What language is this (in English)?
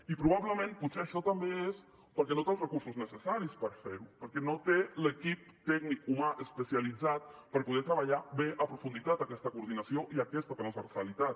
Catalan